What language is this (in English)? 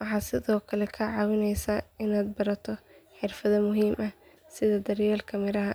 Somali